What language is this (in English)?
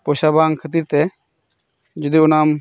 Santali